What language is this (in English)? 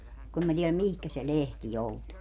Finnish